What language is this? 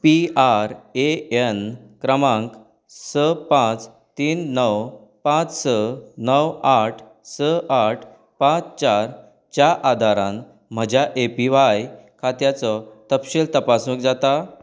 Konkani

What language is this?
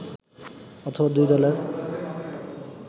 Bangla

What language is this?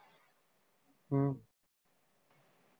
Punjabi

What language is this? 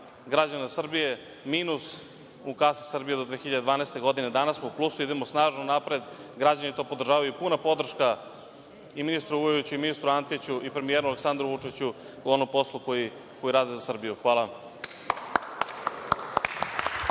Serbian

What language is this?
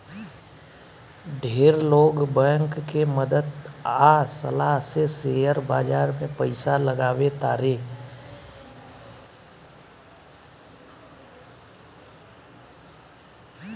Bhojpuri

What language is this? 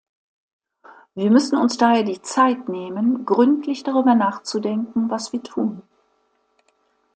German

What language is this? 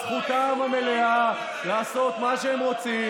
Hebrew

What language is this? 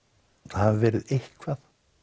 Icelandic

